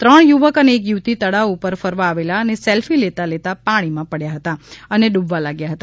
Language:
Gujarati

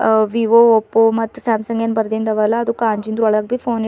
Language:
Kannada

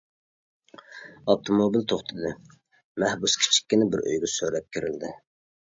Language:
Uyghur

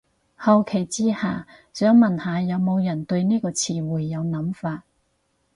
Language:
Cantonese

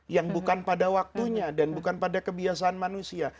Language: Indonesian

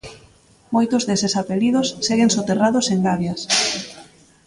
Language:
Galician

